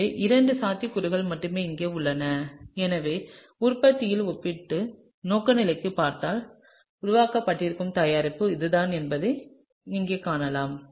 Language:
Tamil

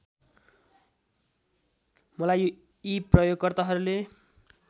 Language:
Nepali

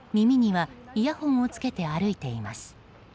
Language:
Japanese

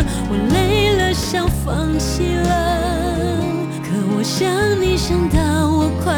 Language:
Chinese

